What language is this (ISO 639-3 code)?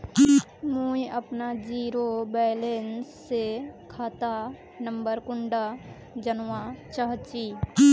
mag